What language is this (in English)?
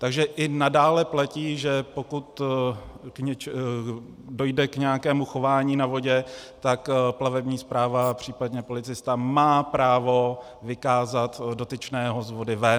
Czech